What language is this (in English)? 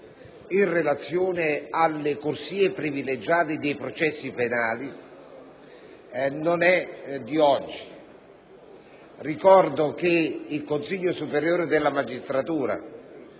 Italian